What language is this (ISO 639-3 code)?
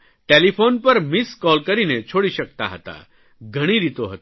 guj